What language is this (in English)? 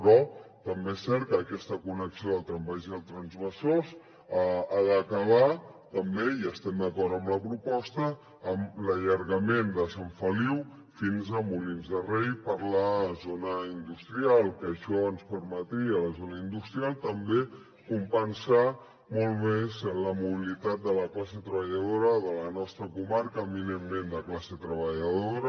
Catalan